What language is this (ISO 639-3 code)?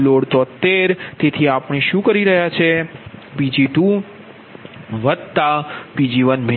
guj